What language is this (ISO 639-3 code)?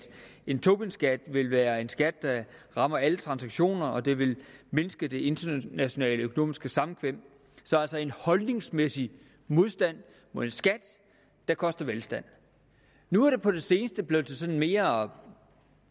dan